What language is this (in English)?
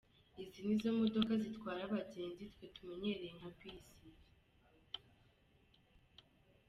Kinyarwanda